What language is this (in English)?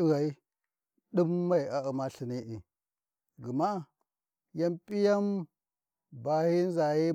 Warji